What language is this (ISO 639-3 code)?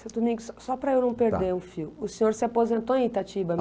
por